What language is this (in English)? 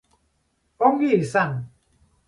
Basque